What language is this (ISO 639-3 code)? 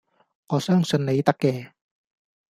yue